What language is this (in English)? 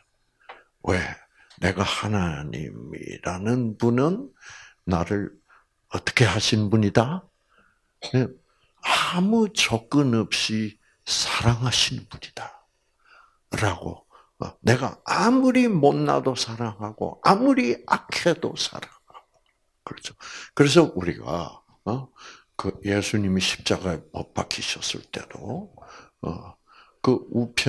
Korean